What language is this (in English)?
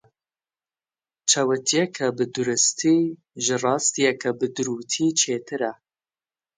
Kurdish